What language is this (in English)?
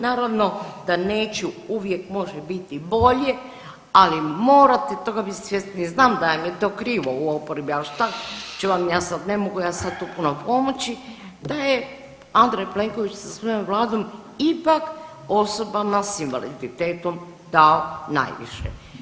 Croatian